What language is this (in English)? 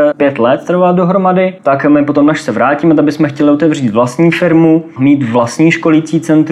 Czech